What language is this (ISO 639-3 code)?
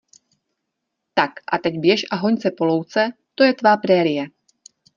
ces